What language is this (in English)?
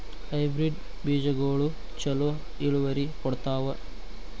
Kannada